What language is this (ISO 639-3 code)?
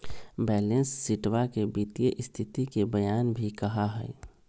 mag